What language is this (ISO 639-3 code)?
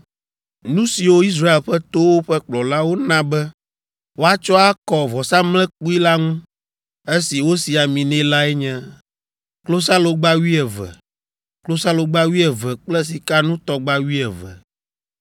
ewe